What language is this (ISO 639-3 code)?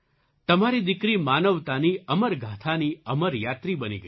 guj